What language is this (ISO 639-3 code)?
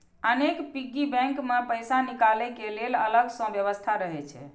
mai